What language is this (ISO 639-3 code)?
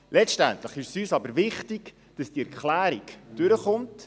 gsw